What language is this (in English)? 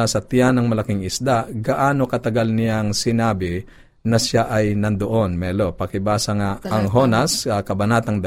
Filipino